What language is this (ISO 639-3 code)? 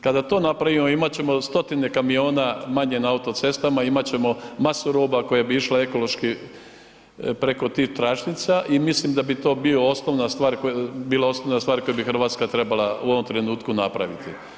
hrv